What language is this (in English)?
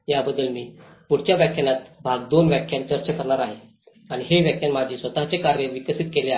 Marathi